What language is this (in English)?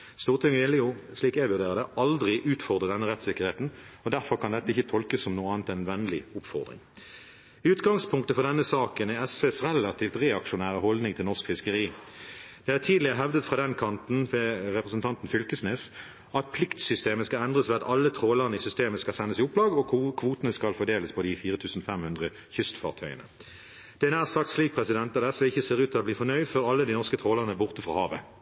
Norwegian Bokmål